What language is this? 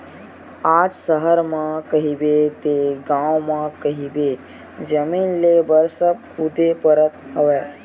Chhattisgarhi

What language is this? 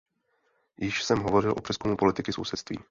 Czech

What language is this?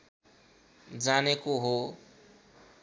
Nepali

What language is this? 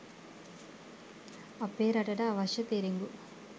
Sinhala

